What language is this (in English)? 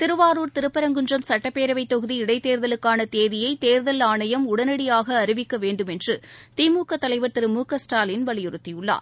Tamil